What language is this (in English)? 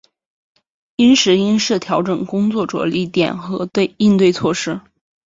Chinese